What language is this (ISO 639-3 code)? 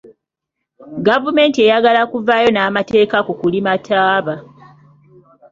lug